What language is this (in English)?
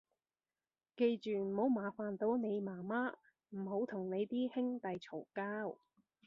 Cantonese